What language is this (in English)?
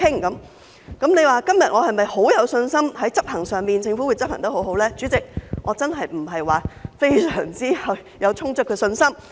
Cantonese